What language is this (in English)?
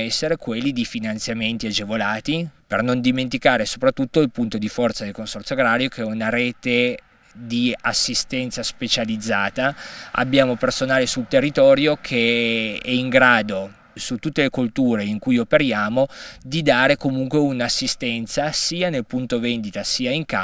Italian